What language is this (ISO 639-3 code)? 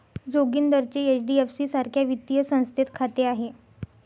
mar